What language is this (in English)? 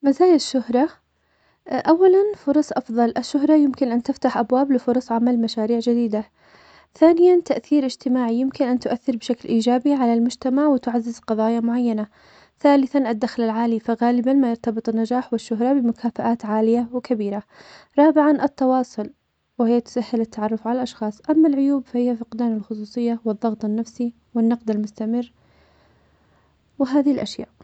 Omani Arabic